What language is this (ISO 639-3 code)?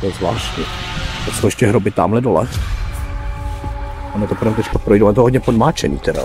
ces